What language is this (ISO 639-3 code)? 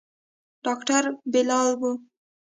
pus